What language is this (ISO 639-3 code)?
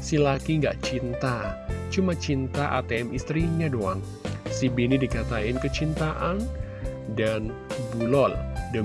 ind